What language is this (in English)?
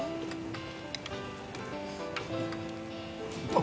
Japanese